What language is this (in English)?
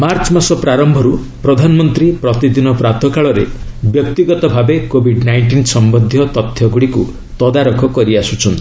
Odia